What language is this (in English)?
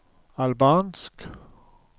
Norwegian